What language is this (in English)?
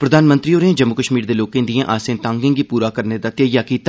Dogri